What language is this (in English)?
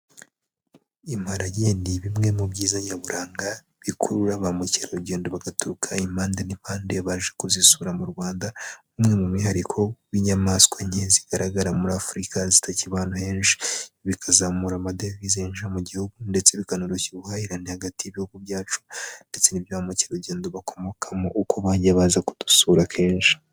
Kinyarwanda